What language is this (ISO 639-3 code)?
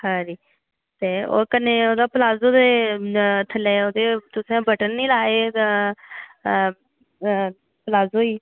doi